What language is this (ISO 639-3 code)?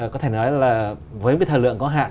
vie